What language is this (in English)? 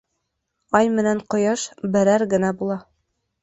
Bashkir